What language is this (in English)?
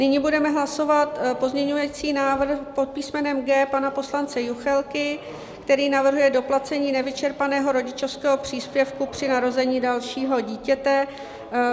Czech